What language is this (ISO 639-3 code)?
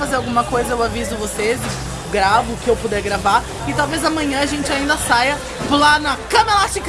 por